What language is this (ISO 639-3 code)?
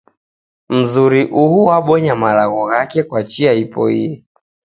dav